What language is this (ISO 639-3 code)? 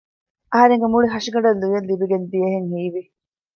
div